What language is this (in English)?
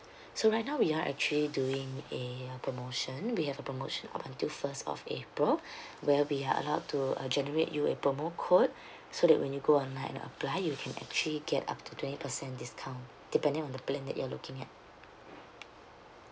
English